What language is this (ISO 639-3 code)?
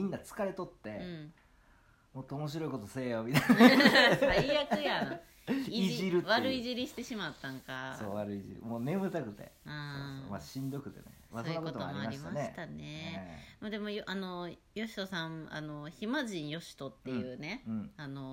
jpn